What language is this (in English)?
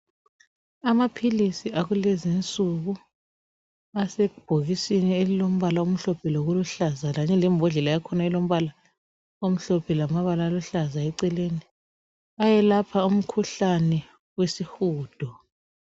North Ndebele